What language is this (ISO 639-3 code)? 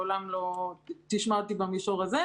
heb